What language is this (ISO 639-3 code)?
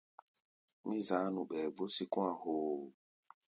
gba